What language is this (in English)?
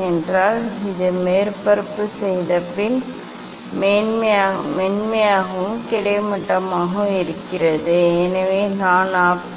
Tamil